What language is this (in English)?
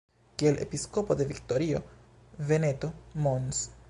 Esperanto